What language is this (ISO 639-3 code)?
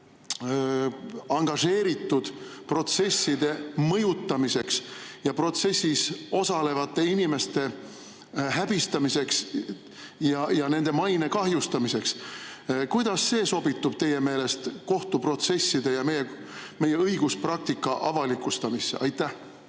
est